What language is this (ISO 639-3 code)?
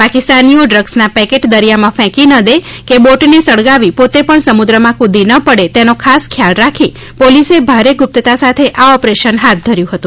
guj